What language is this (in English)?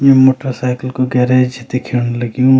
Garhwali